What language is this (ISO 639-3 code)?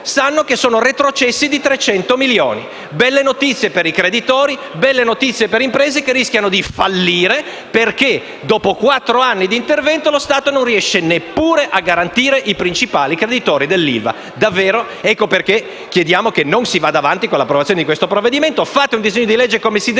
ita